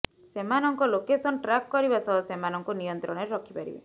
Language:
Odia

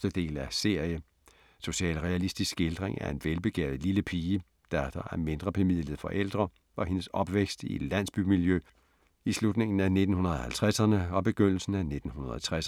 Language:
Danish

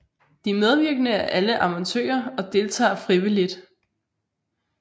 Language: Danish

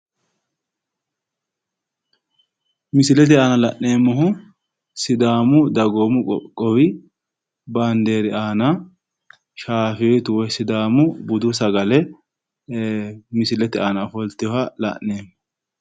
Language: Sidamo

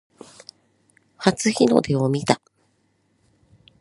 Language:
Japanese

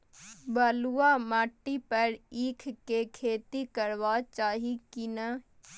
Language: Maithili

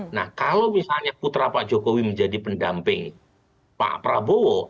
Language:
Indonesian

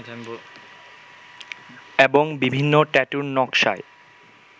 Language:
Bangla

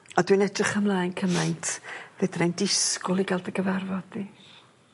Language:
Welsh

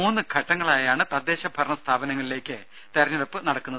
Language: Malayalam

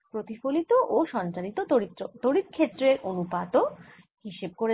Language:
Bangla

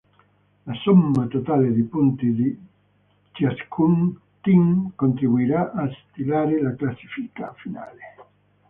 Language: Italian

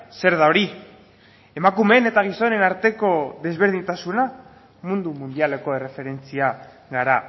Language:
Basque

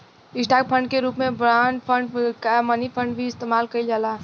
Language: Bhojpuri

